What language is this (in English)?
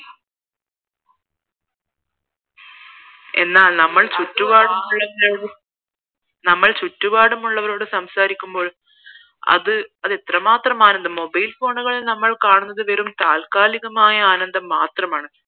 Malayalam